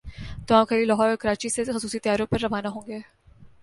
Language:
Urdu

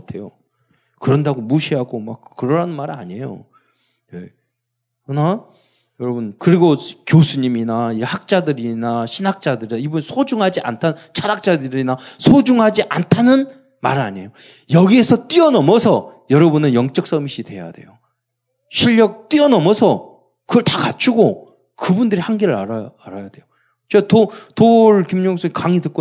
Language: Korean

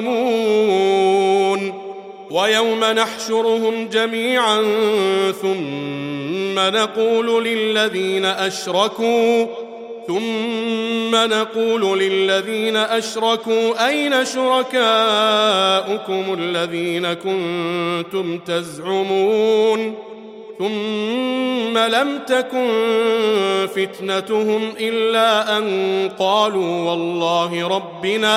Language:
Arabic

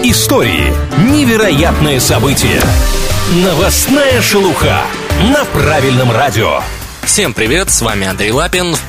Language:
Russian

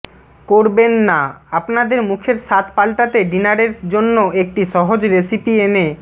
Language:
Bangla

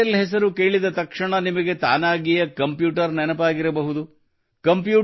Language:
Kannada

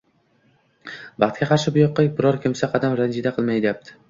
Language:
Uzbek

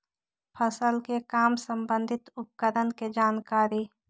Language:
Magahi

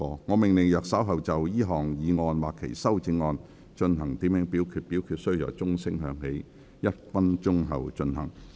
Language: Cantonese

